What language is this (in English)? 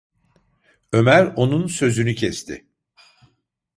Turkish